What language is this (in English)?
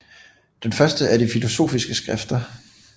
Danish